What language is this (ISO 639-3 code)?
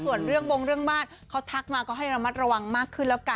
tha